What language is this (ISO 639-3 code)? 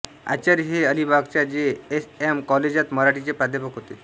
mar